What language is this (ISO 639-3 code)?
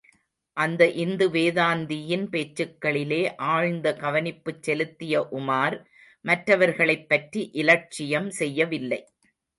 tam